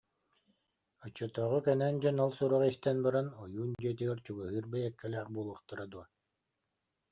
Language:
Yakut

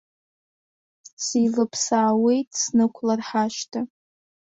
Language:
Abkhazian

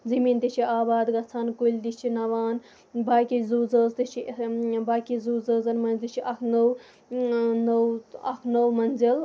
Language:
Kashmiri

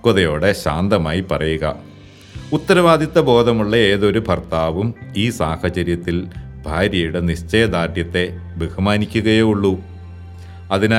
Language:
Malayalam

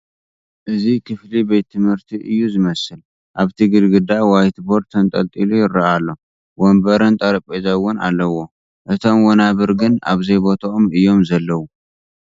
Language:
Tigrinya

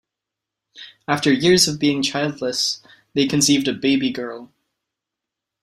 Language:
English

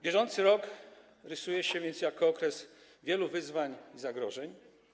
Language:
Polish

